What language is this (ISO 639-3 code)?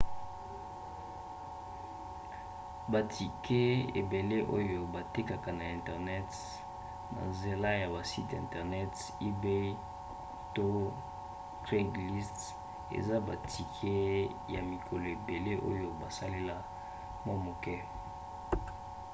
lin